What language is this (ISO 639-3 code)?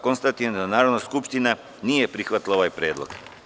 srp